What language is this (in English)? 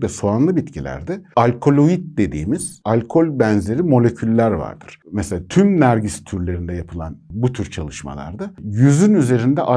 Turkish